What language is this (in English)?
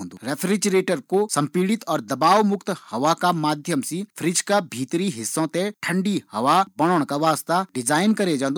Garhwali